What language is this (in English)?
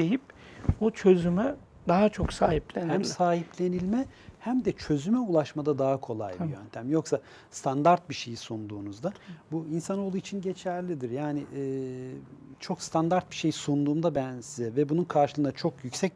Turkish